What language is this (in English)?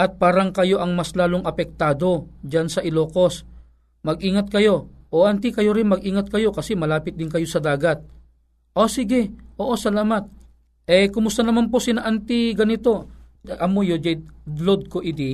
Filipino